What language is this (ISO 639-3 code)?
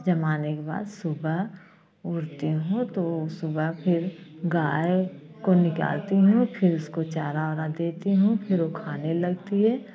hin